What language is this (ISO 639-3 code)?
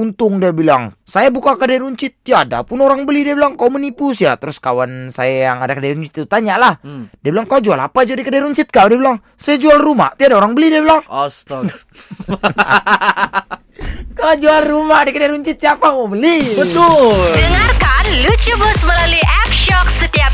msa